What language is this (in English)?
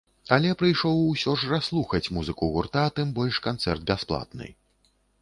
Belarusian